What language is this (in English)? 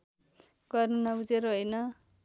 Nepali